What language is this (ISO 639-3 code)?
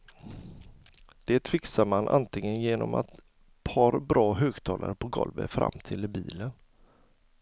swe